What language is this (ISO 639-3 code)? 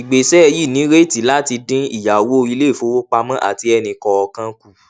yor